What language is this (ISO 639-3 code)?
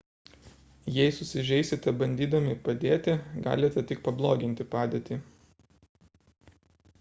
lit